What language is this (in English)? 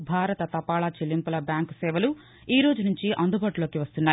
Telugu